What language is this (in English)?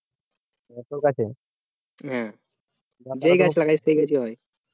Bangla